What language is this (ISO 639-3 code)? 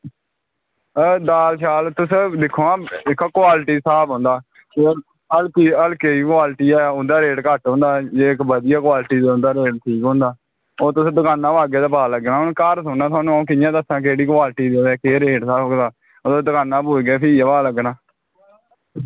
doi